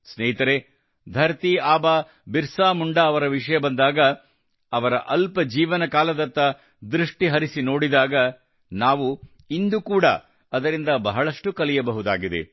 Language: Kannada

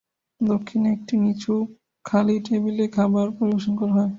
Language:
Bangla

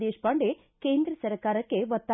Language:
Kannada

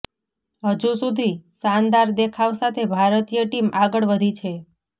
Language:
Gujarati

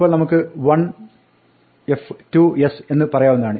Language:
Malayalam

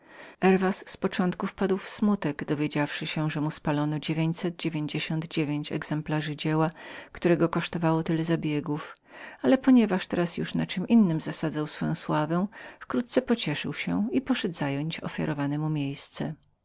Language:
Polish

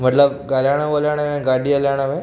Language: Sindhi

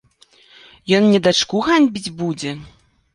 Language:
Belarusian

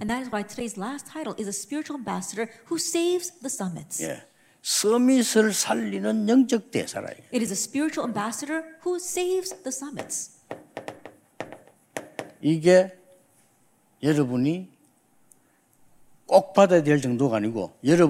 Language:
Korean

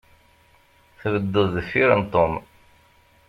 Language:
Kabyle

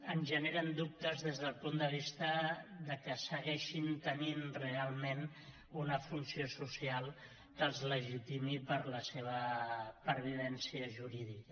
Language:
Catalan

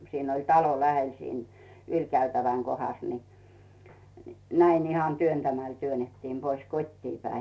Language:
Finnish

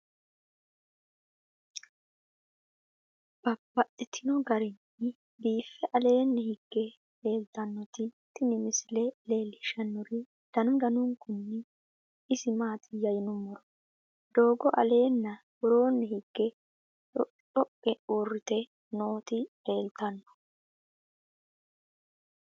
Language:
Sidamo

